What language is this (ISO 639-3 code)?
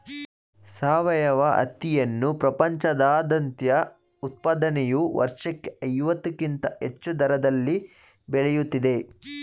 kan